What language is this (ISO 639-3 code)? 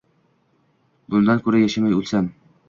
uzb